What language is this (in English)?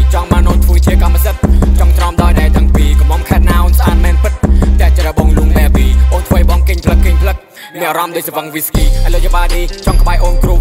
Thai